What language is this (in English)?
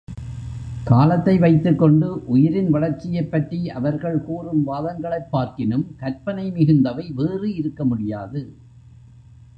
Tamil